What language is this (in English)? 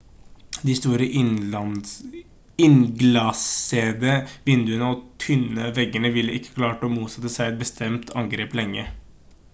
Norwegian Bokmål